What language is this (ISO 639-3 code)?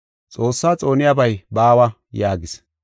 gof